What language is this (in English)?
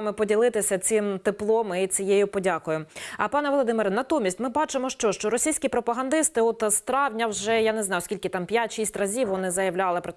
Ukrainian